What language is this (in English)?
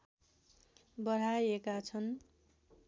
Nepali